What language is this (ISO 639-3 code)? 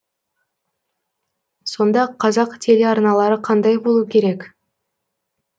kaz